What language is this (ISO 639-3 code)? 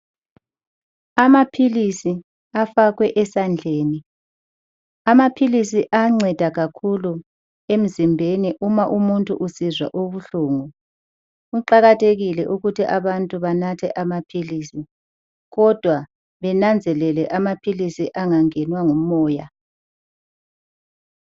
nde